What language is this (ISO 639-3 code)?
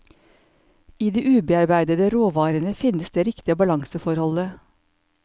nor